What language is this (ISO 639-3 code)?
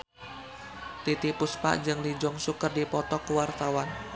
sun